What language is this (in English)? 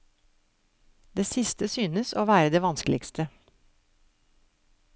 Norwegian